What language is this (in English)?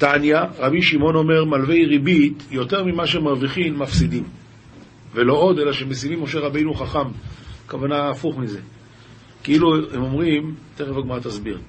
Hebrew